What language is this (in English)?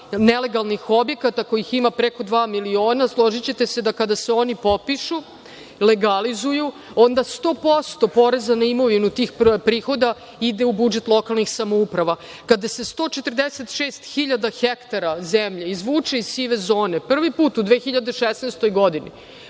Serbian